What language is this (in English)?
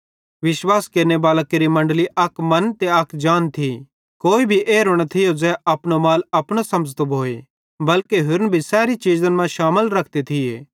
Bhadrawahi